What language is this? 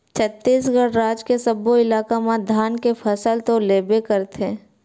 Chhattisgarhi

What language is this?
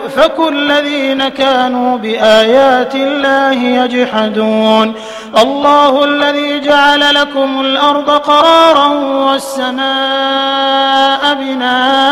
Arabic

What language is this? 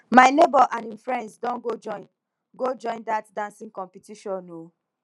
Nigerian Pidgin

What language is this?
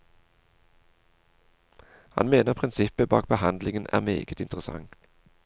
Norwegian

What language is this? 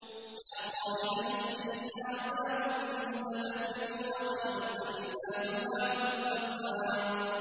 Arabic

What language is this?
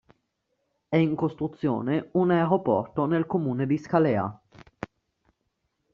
Italian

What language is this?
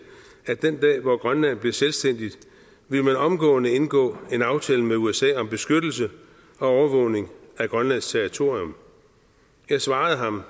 Danish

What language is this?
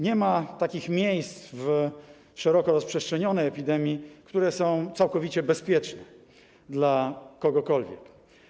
Polish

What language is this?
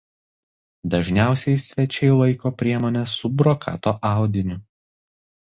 Lithuanian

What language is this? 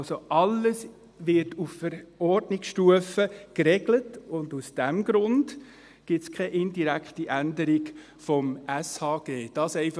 Swiss German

